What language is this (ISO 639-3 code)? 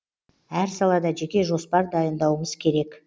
kaz